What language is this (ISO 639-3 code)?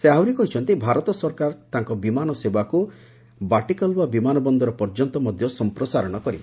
ori